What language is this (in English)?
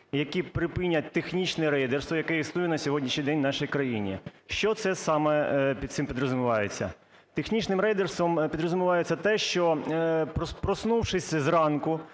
Ukrainian